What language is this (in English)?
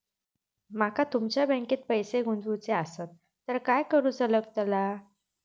Marathi